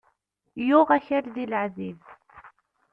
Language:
Kabyle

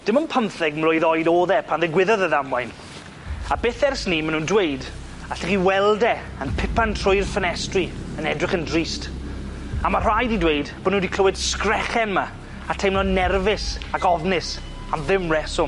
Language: Welsh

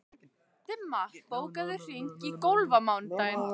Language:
Icelandic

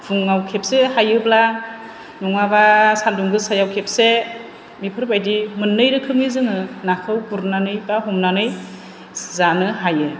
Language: Bodo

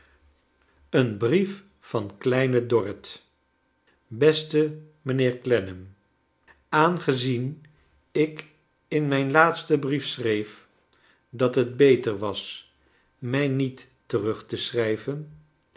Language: Dutch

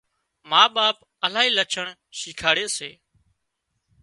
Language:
Wadiyara Koli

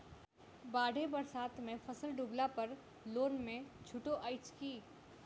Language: Maithili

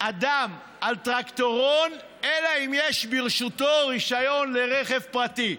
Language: Hebrew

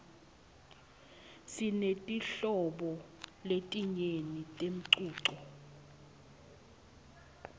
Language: Swati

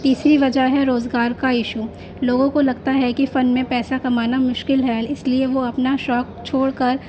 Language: Urdu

